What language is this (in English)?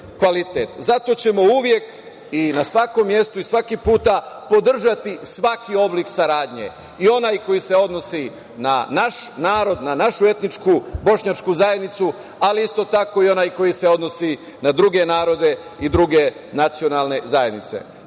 Serbian